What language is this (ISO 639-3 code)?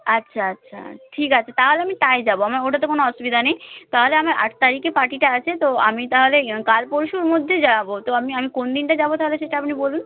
ben